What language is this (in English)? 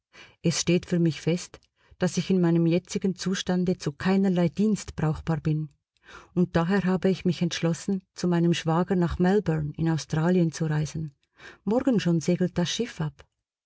German